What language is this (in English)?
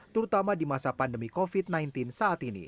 Indonesian